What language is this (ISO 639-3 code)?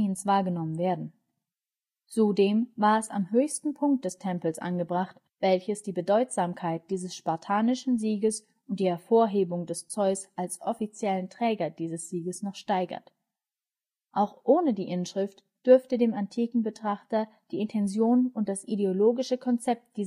deu